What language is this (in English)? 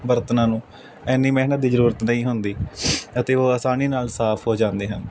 Punjabi